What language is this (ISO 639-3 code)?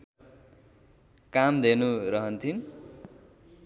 nep